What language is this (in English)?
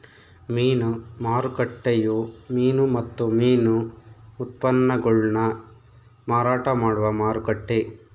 Kannada